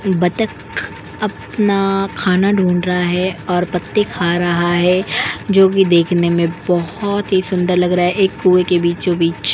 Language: Hindi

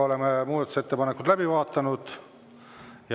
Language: Estonian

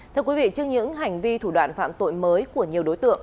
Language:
Vietnamese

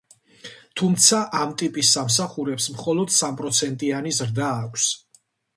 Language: Georgian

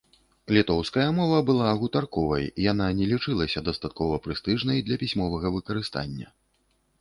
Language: Belarusian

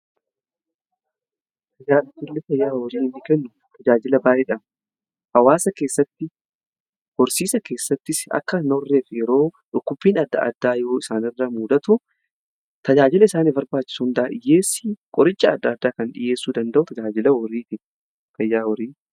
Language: Oromo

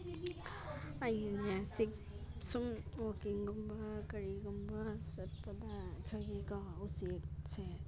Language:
Manipuri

